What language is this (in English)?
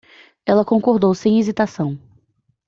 Portuguese